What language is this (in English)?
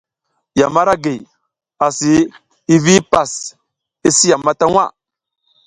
South Giziga